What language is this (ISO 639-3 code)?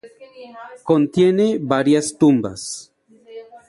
spa